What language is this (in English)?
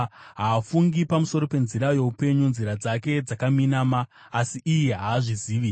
Shona